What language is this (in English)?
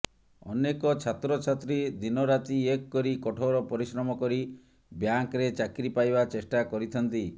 Odia